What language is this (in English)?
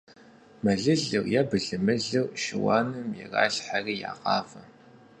Kabardian